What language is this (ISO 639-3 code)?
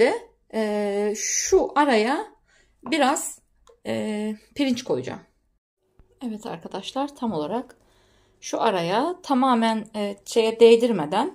tur